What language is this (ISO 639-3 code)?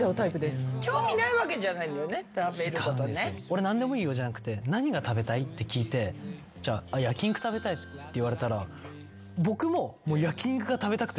jpn